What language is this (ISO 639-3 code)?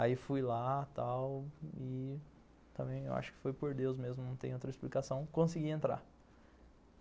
por